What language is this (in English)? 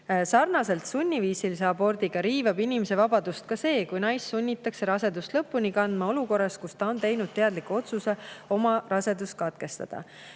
Estonian